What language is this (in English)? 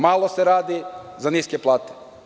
Serbian